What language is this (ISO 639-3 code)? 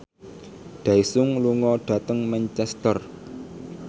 jav